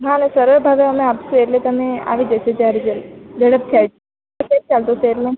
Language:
Gujarati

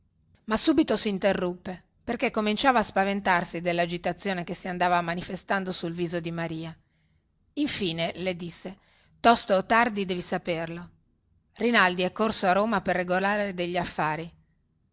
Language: Italian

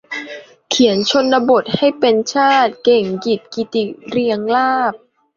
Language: Thai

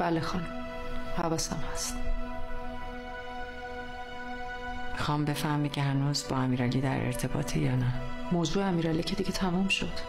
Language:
Persian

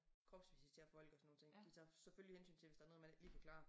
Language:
Danish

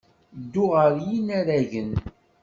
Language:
Kabyle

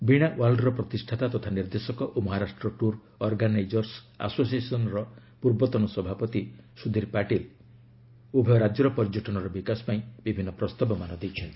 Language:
Odia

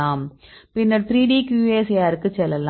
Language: Tamil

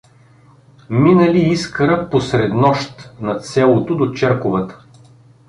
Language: Bulgarian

